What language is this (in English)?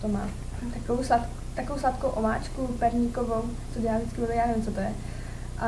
Czech